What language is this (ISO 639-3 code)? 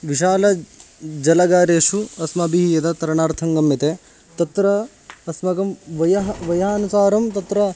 san